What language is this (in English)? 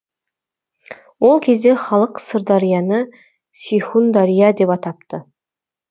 Kazakh